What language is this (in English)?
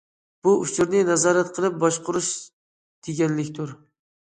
Uyghur